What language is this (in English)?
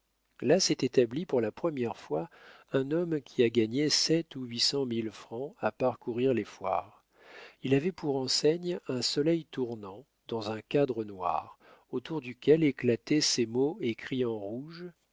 French